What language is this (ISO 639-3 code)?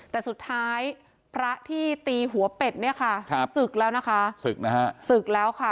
tha